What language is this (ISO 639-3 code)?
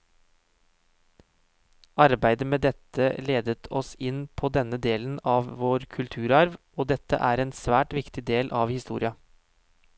nor